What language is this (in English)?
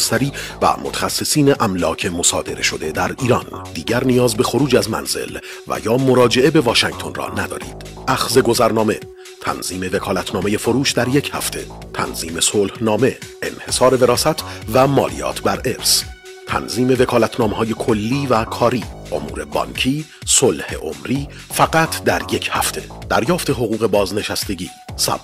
Persian